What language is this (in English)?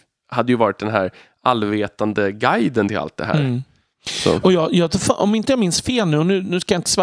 Swedish